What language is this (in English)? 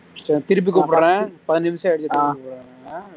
Tamil